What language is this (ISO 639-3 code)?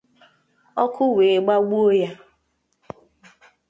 ibo